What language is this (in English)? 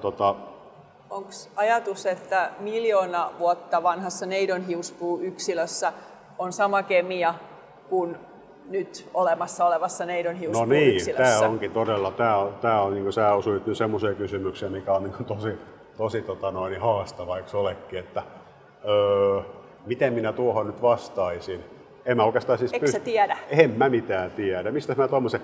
Finnish